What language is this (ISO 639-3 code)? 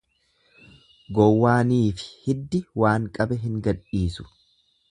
orm